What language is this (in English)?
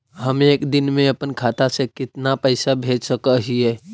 Magahi